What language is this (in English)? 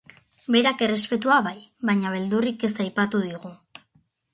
Basque